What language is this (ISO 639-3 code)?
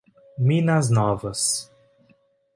por